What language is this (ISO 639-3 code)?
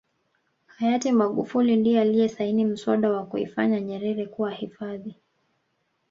swa